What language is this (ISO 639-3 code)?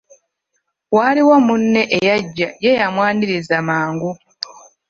lug